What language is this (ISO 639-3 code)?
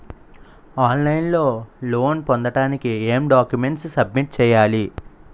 tel